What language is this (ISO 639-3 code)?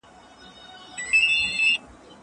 pus